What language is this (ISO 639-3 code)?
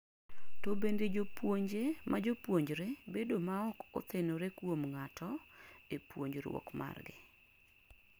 luo